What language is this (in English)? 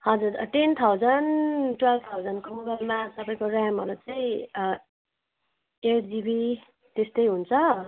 Nepali